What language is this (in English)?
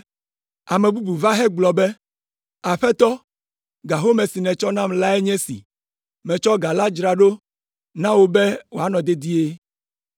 Ewe